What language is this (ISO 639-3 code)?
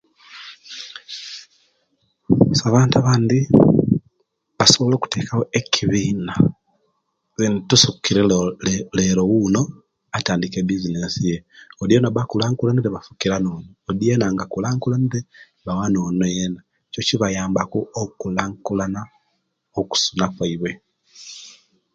lke